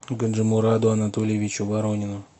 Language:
Russian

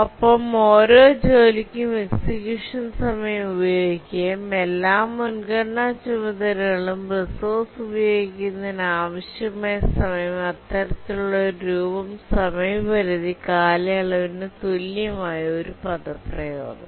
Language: Malayalam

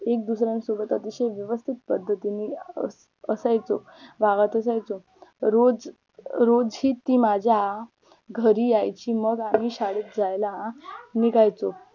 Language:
Marathi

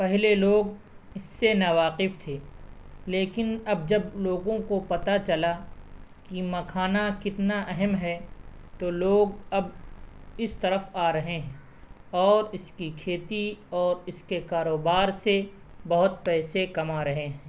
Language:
Urdu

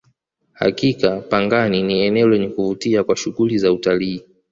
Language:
Swahili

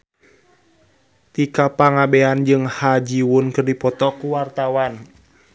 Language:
Sundanese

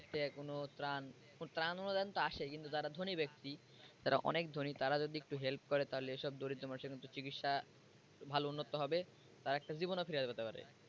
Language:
Bangla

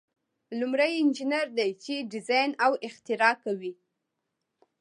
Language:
Pashto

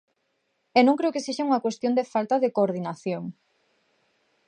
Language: Galician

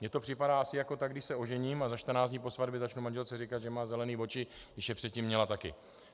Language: Czech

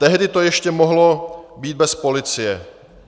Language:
Czech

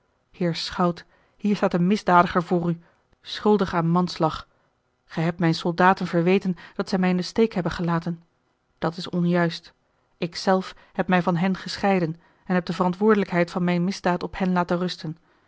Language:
Dutch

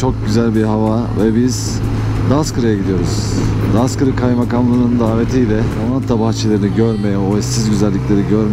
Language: Turkish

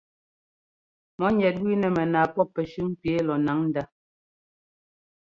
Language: Ngomba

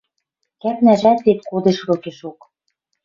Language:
Western Mari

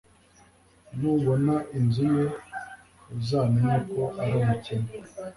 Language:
Kinyarwanda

